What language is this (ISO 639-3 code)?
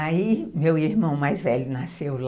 por